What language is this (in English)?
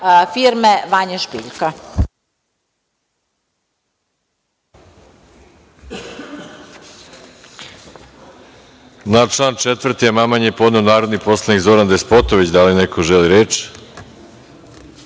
Serbian